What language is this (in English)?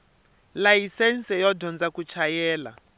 Tsonga